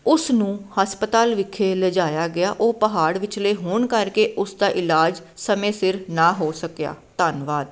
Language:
Punjabi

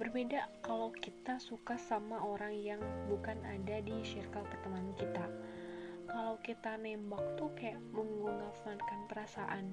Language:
Indonesian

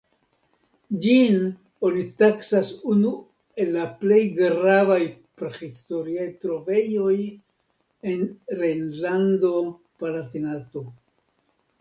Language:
Esperanto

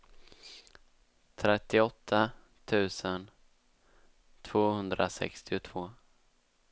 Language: Swedish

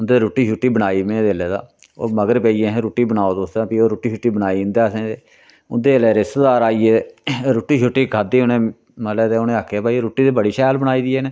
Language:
Dogri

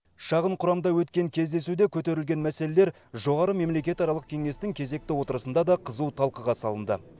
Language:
Kazakh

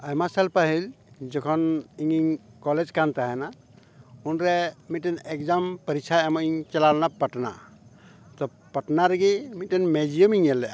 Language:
Santali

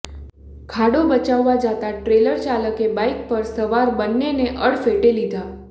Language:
Gujarati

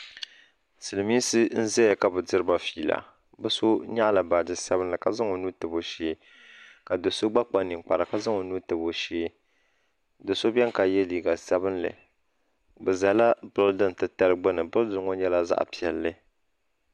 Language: Dagbani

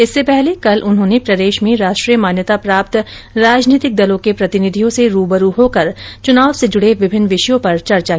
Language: Hindi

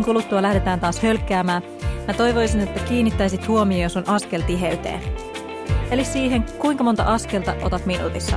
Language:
Finnish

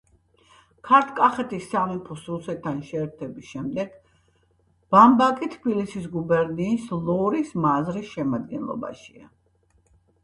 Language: Georgian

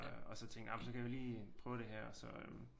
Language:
Danish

